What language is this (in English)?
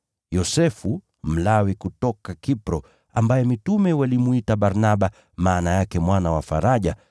Swahili